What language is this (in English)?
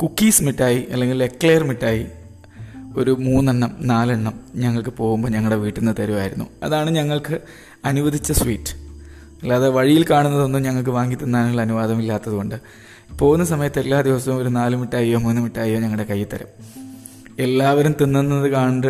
Malayalam